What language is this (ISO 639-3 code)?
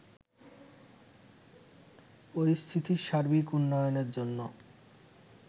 ben